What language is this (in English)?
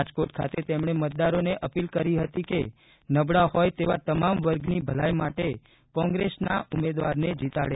Gujarati